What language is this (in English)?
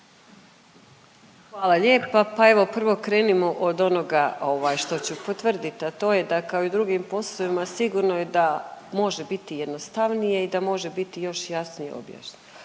Croatian